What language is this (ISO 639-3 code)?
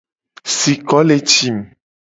gej